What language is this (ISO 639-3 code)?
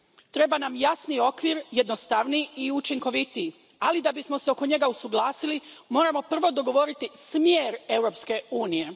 hrv